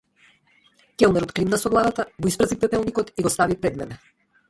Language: Macedonian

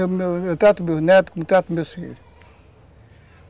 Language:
Portuguese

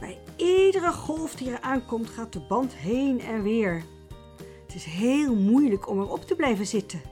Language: Dutch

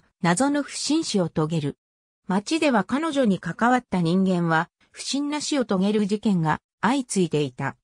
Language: Japanese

